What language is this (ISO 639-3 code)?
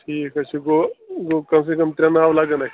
kas